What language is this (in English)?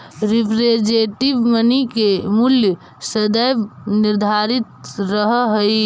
Magahi